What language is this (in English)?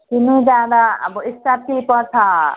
Nepali